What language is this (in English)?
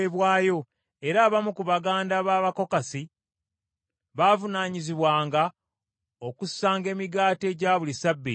Ganda